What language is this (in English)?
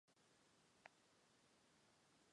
Chinese